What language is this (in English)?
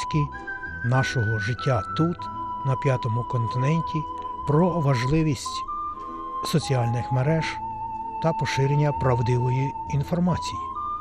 Ukrainian